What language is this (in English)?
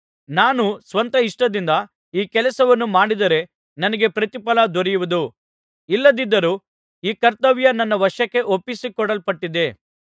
Kannada